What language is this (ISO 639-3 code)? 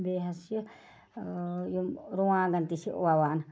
kas